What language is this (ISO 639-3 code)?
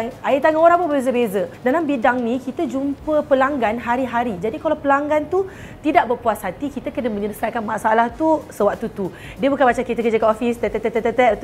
msa